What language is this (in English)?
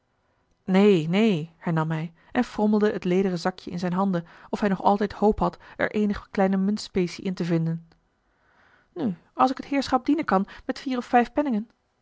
Dutch